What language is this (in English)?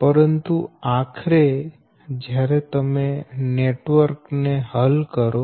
Gujarati